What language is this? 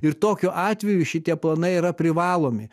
Lithuanian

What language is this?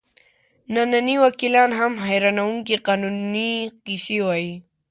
Pashto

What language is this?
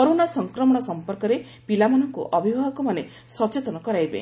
Odia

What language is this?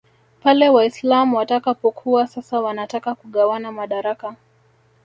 Swahili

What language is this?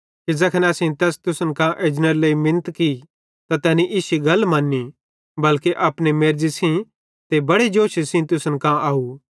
Bhadrawahi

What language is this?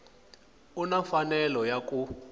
Tsonga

